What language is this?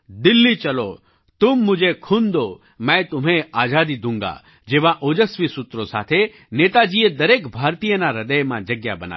Gujarati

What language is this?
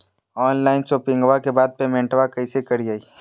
Magahi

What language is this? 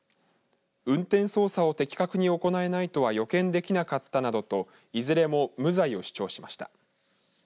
Japanese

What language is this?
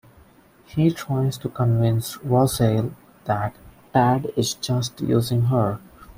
English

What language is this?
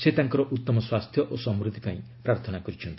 Odia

